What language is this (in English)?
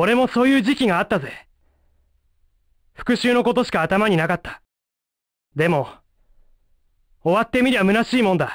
Japanese